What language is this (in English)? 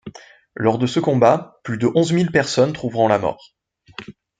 French